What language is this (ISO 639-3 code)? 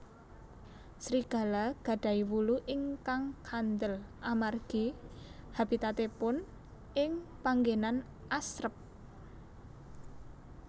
jav